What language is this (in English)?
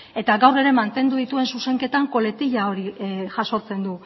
Basque